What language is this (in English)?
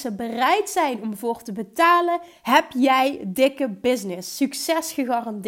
Dutch